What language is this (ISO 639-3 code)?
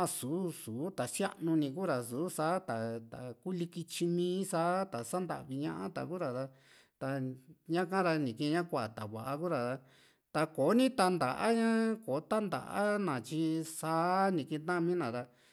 vmc